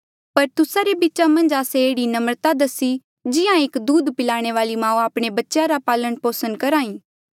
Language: Mandeali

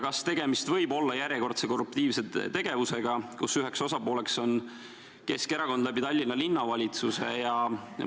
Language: Estonian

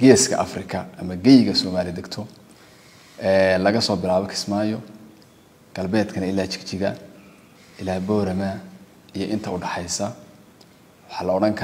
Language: Arabic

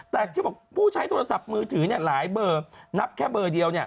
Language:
Thai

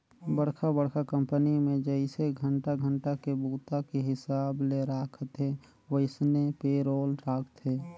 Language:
Chhattisgarhi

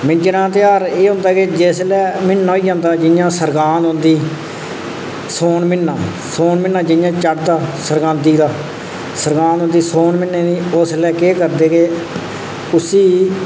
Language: Dogri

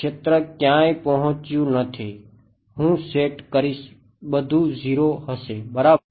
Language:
Gujarati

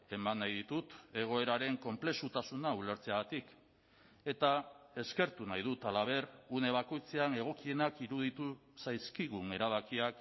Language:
Basque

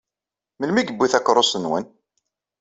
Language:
Kabyle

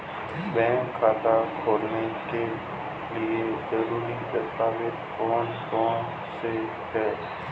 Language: Hindi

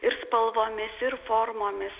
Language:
Lithuanian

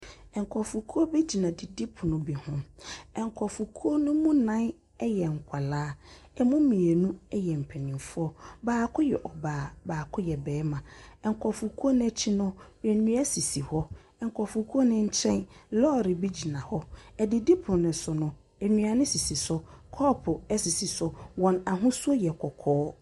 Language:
Akan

